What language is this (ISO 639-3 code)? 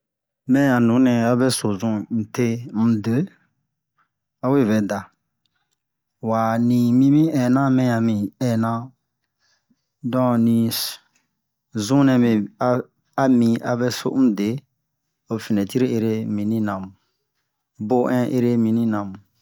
bmq